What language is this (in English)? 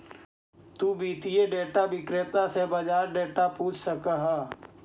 Magahi